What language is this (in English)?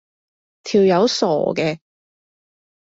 Cantonese